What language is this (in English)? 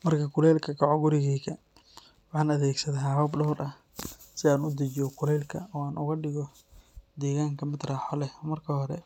Somali